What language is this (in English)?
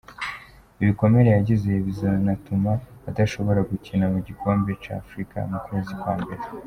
Kinyarwanda